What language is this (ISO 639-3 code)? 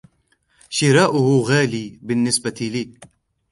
ara